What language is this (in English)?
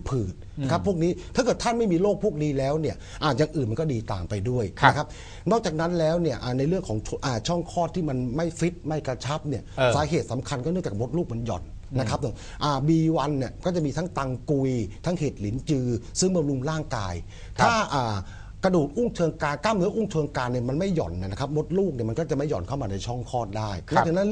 Thai